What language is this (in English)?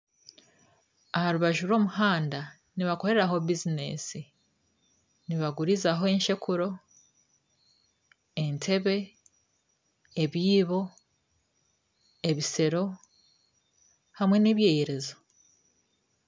Nyankole